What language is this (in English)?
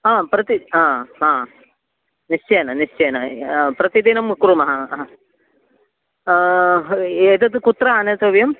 Sanskrit